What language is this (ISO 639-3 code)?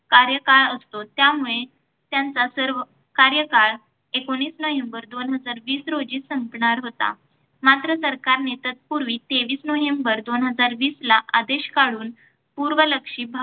mar